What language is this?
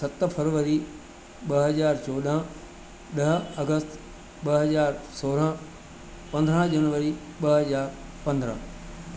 Sindhi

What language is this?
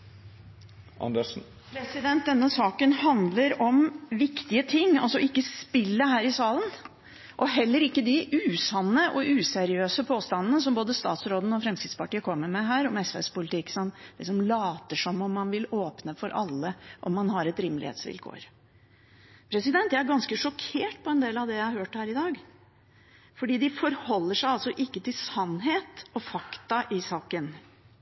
Norwegian Bokmål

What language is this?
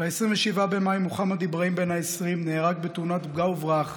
Hebrew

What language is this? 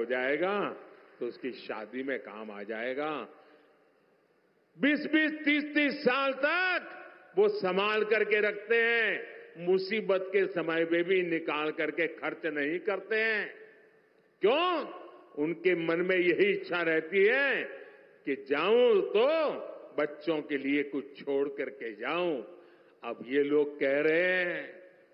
Hindi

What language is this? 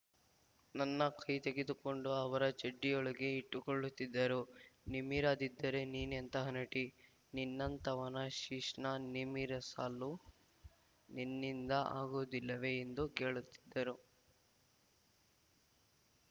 Kannada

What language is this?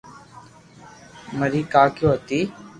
Loarki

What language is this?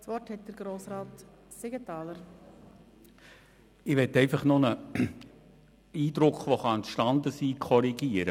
Swiss German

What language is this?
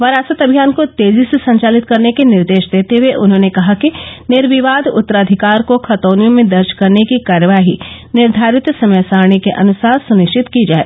Hindi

